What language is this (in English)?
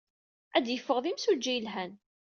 Kabyle